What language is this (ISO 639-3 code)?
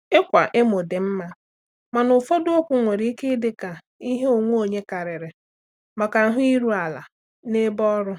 ibo